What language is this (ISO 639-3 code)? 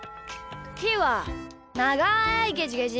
jpn